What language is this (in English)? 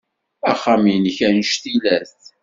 Kabyle